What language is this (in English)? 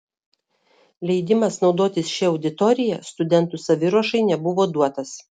Lithuanian